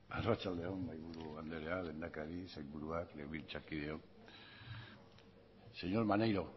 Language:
Basque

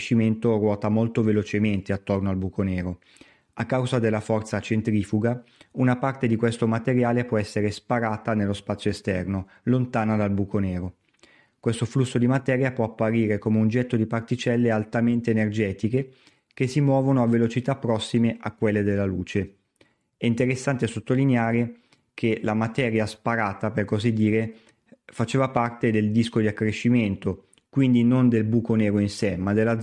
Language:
Italian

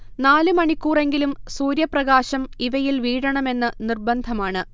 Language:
Malayalam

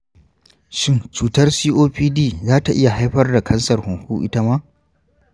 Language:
Hausa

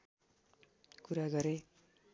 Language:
Nepali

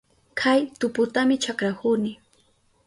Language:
Southern Pastaza Quechua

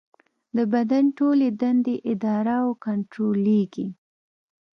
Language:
Pashto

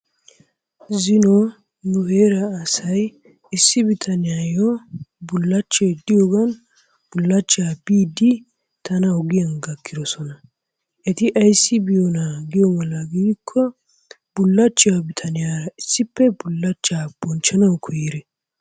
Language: Wolaytta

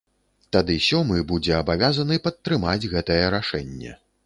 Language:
Belarusian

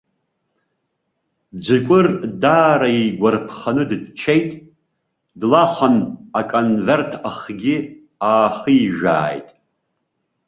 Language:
Abkhazian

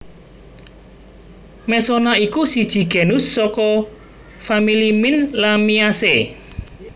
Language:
Javanese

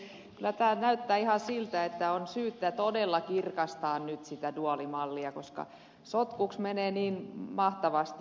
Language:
Finnish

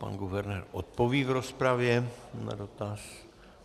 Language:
Czech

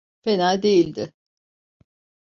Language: Turkish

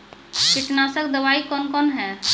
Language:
Maithili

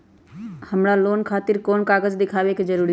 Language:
Magahi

